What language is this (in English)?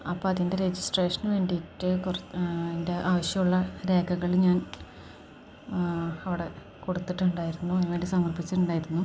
Malayalam